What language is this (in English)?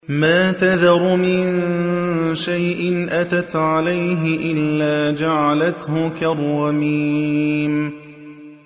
Arabic